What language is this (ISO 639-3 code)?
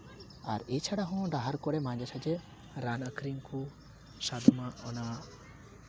sat